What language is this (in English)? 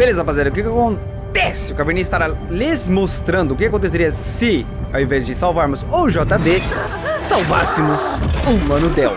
Portuguese